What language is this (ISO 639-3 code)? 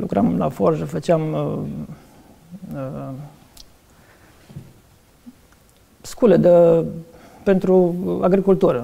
ron